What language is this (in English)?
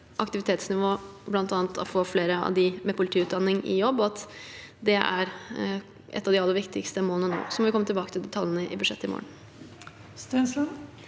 Norwegian